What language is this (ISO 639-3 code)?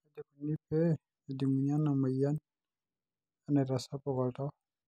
mas